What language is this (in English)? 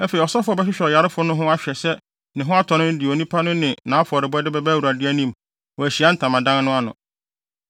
Akan